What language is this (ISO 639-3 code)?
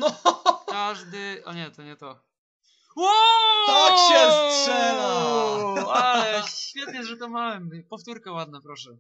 pol